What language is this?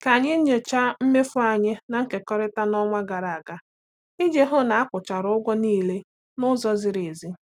Igbo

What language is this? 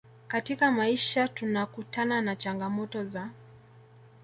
Swahili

